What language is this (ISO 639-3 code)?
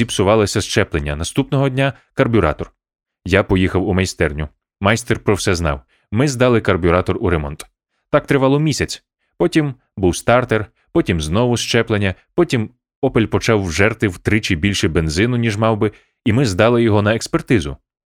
ukr